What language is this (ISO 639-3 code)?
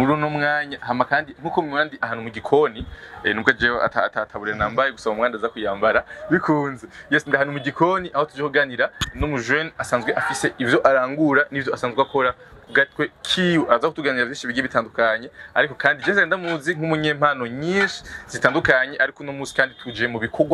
ron